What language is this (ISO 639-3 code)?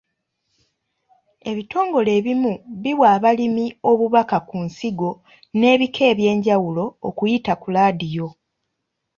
lug